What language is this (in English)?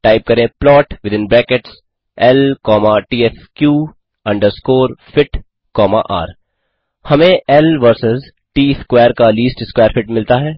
Hindi